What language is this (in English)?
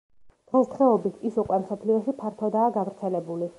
Georgian